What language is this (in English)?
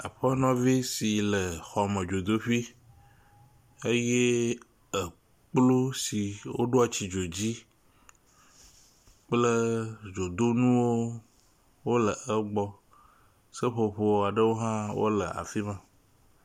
Ewe